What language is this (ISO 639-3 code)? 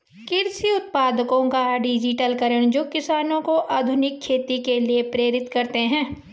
hin